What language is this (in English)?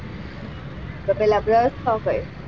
Gujarati